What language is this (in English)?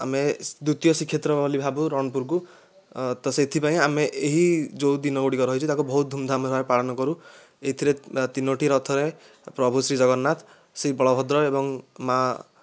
Odia